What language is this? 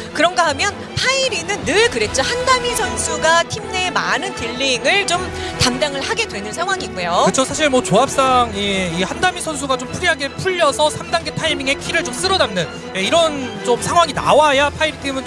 Korean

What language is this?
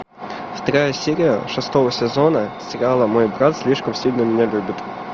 Russian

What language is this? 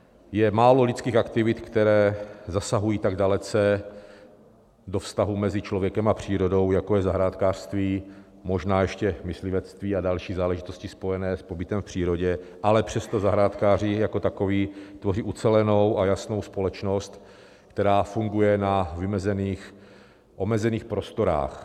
Czech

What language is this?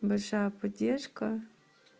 Russian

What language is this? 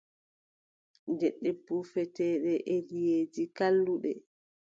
Adamawa Fulfulde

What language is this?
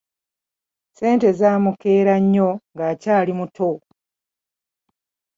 Ganda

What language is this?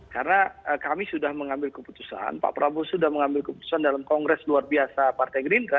Indonesian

